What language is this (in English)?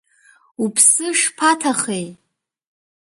Abkhazian